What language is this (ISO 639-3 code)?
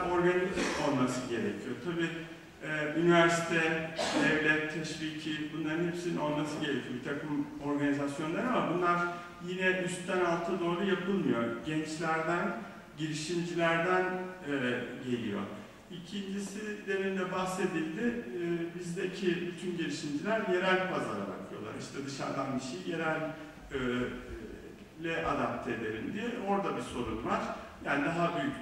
tur